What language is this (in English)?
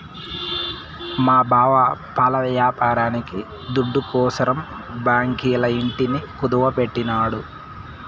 Telugu